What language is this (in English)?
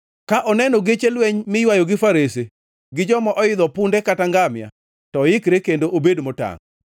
Luo (Kenya and Tanzania)